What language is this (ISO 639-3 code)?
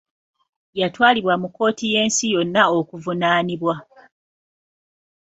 lug